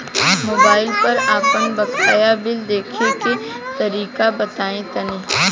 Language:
Bhojpuri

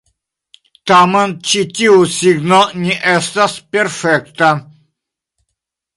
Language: Esperanto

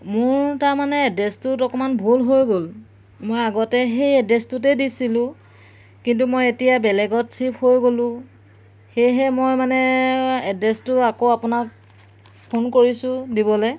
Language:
Assamese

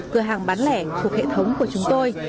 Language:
Vietnamese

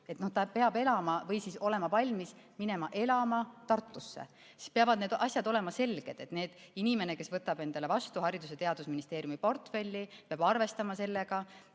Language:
Estonian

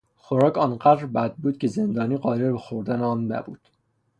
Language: Persian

